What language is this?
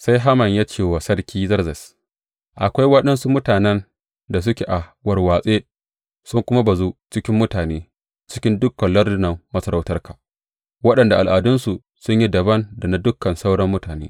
Hausa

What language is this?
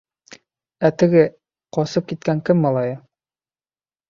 Bashkir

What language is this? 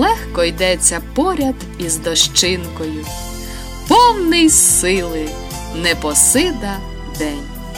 Ukrainian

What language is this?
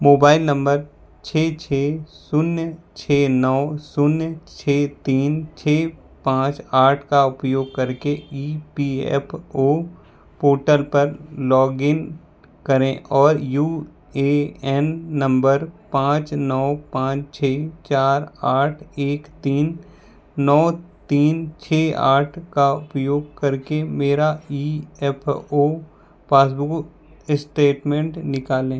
Hindi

